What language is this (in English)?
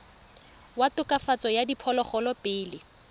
Tswana